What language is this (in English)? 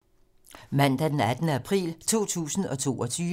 Danish